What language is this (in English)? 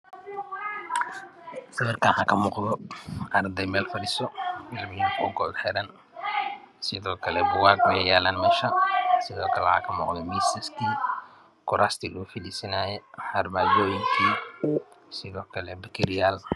Somali